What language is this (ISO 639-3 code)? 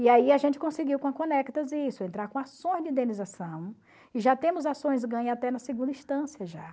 por